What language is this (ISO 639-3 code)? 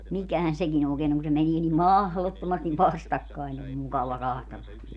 fin